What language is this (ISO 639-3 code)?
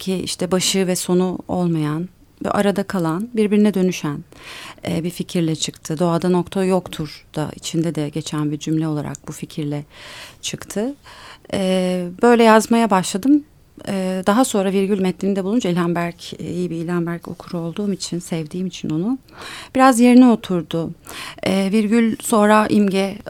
tur